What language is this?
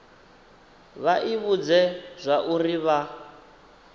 Venda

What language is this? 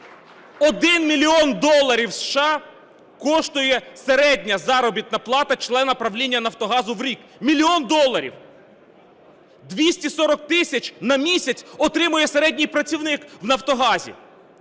Ukrainian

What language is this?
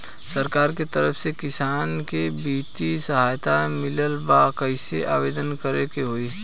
Bhojpuri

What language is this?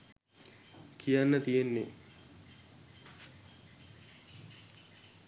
Sinhala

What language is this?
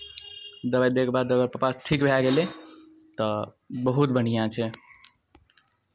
Maithili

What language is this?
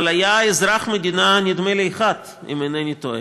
Hebrew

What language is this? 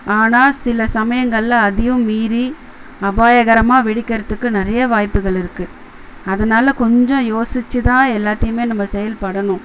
Tamil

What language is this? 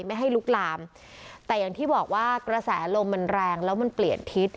Thai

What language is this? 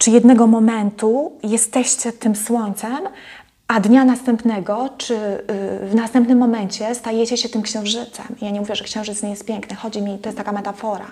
Polish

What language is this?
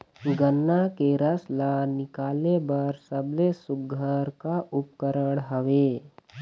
Chhattisgarhi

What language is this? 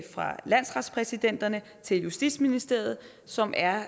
Danish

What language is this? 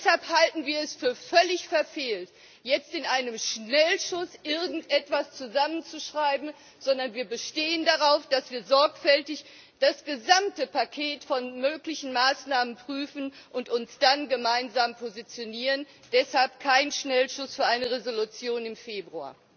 German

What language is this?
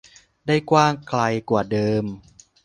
Thai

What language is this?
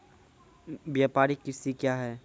Maithili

